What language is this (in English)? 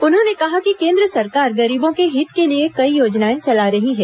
Hindi